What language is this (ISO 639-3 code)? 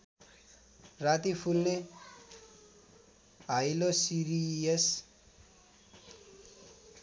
nep